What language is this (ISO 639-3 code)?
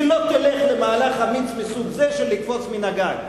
heb